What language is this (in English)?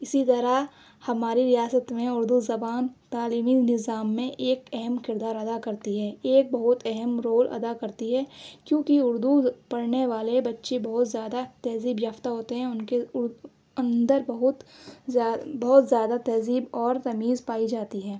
Urdu